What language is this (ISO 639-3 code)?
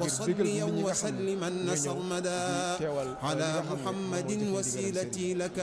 ara